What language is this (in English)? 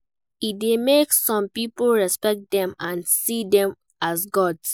Nigerian Pidgin